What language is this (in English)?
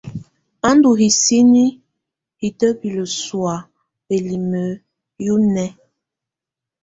Tunen